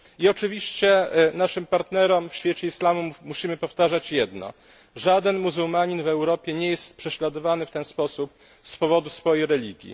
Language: Polish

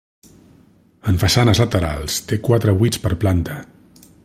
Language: Catalan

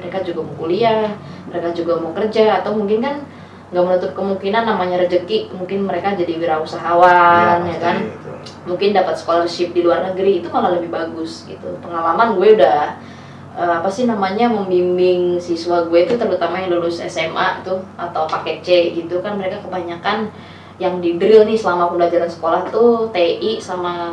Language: Indonesian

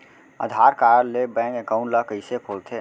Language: Chhattisgarhi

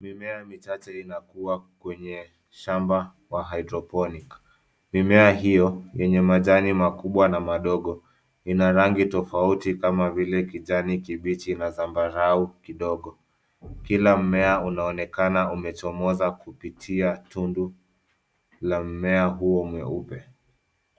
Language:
Swahili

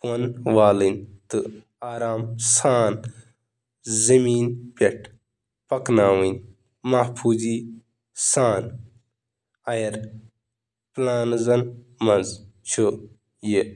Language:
Kashmiri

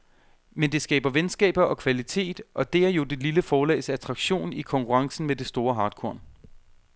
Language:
Danish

